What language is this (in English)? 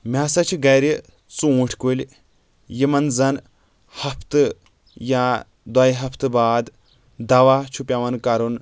Kashmiri